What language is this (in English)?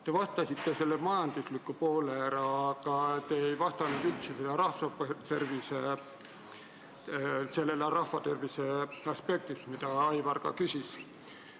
Estonian